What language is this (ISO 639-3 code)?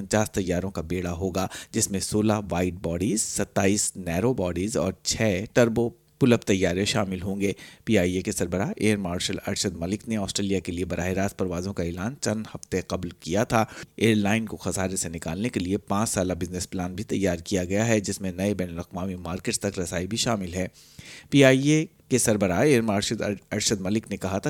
urd